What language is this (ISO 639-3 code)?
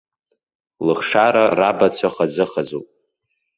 abk